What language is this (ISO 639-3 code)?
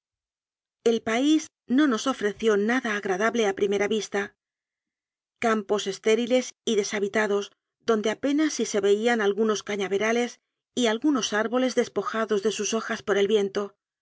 spa